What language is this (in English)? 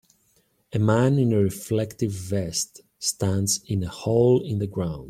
English